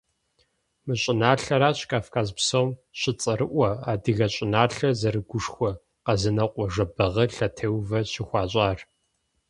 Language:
Kabardian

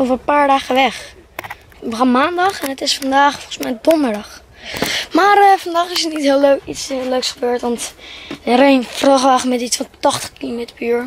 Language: Dutch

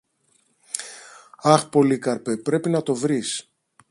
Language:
Greek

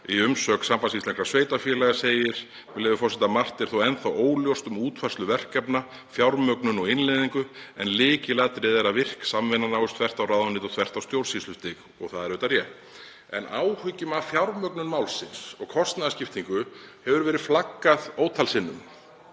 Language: Icelandic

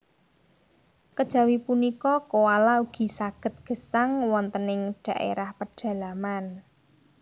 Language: Javanese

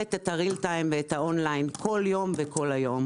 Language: Hebrew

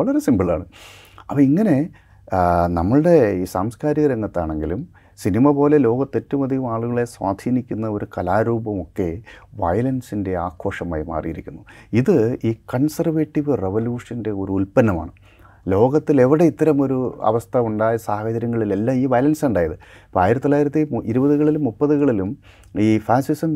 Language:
Malayalam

